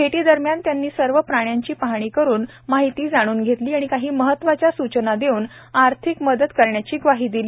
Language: Marathi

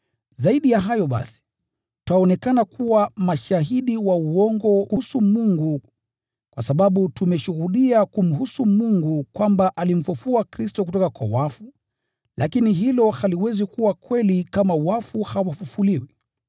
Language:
Swahili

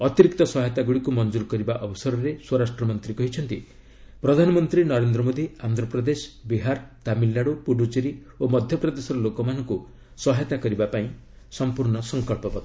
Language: Odia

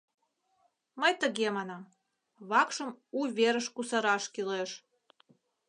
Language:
Mari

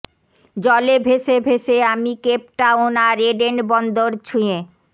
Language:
Bangla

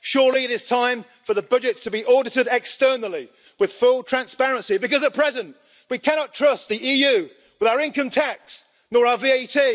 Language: English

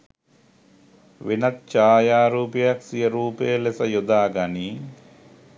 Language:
Sinhala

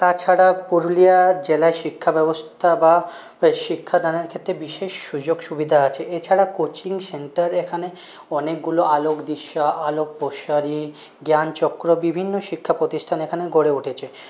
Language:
Bangla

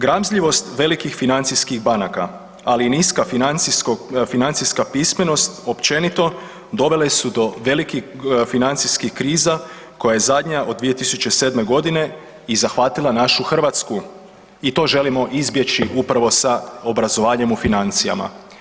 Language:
Croatian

